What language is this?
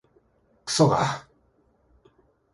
Japanese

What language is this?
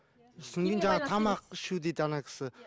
Kazakh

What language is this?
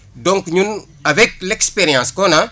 Wolof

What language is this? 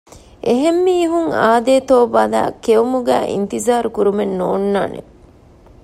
Divehi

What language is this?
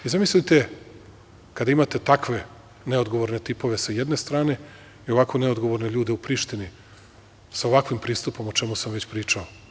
Serbian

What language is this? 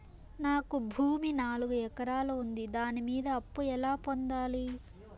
Telugu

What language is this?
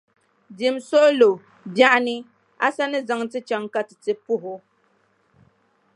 Dagbani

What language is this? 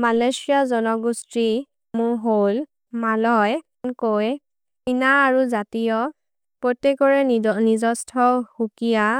Maria (India)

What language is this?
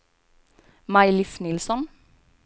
Swedish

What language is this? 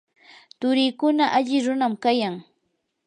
Yanahuanca Pasco Quechua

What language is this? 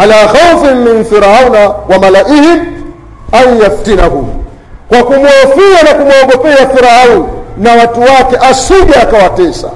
Swahili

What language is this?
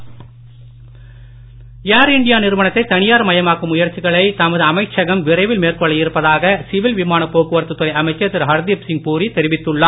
Tamil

